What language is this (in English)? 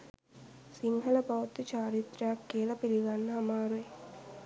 Sinhala